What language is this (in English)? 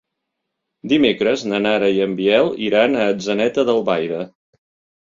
Catalan